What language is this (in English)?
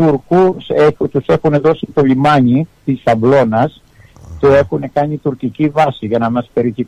Greek